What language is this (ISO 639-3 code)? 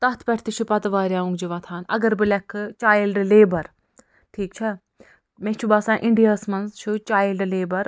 kas